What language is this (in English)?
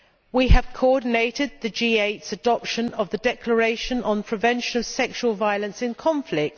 English